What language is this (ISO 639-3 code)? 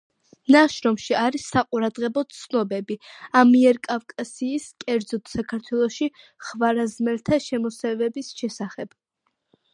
kat